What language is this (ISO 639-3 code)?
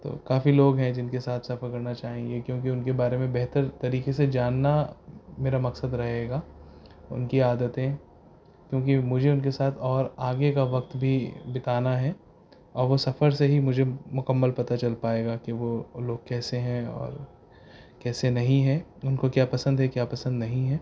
urd